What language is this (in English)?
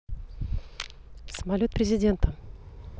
Russian